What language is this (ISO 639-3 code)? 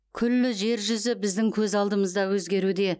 kaz